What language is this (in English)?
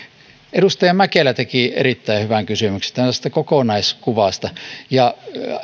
Finnish